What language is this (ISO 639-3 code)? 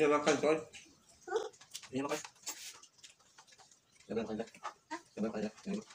ind